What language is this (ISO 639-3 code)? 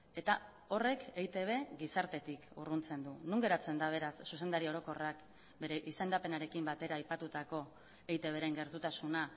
eus